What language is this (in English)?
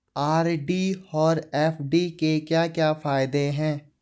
Hindi